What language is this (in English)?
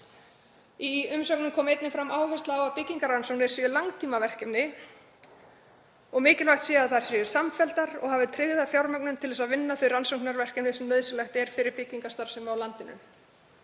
Icelandic